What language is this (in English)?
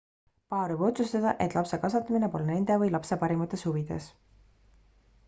Estonian